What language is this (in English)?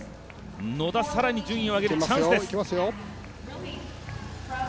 Japanese